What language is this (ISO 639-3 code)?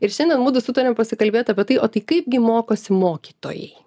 lit